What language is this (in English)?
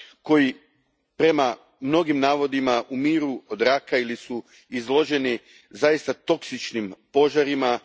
Croatian